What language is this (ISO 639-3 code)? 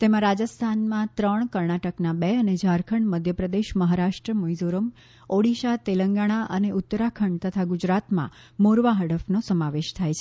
guj